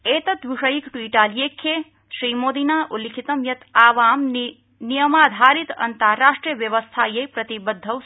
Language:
Sanskrit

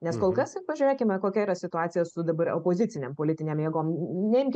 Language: Lithuanian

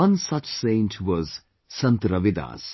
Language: English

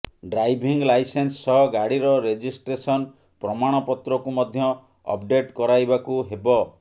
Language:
Odia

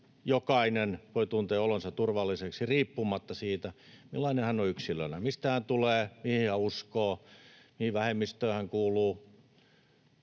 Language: Finnish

